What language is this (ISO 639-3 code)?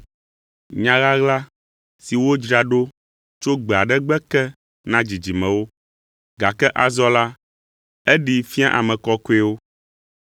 ewe